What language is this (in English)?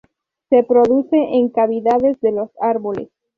Spanish